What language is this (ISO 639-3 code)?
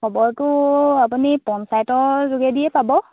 asm